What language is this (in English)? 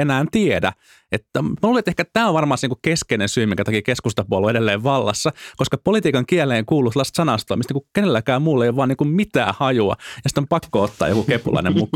Finnish